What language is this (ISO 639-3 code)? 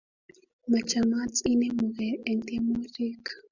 kln